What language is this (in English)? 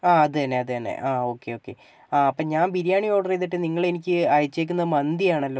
Malayalam